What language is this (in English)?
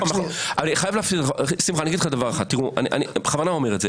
Hebrew